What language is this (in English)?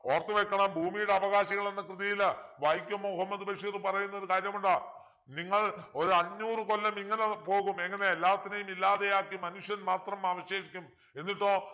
Malayalam